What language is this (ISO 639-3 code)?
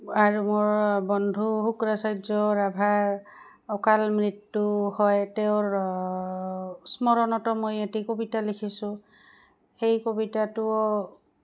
asm